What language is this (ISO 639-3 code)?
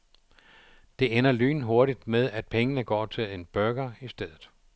dan